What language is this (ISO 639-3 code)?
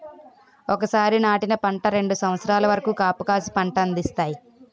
tel